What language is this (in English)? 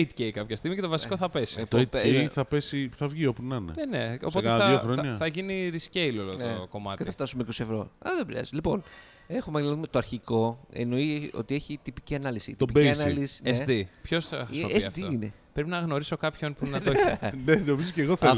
Greek